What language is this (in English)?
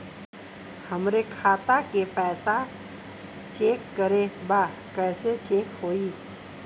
Bhojpuri